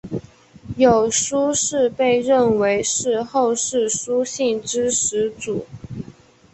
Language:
Chinese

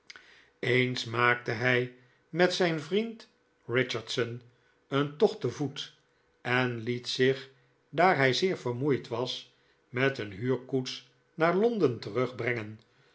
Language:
Dutch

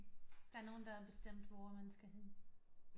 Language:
Danish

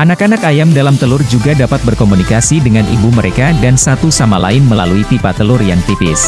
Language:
Indonesian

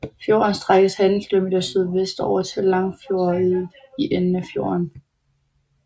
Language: Danish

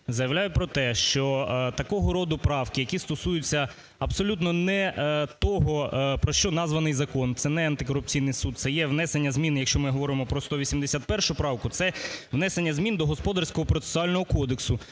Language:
Ukrainian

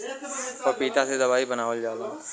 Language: Bhojpuri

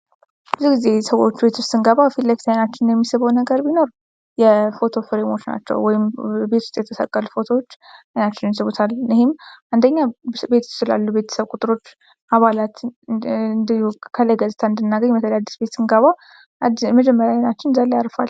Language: Amharic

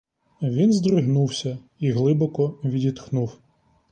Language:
Ukrainian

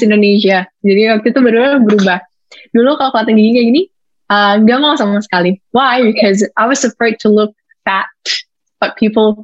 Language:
Indonesian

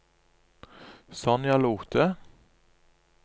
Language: Norwegian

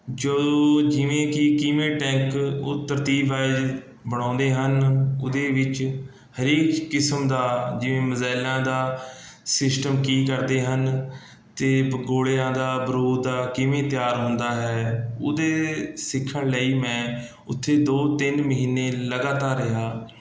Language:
Punjabi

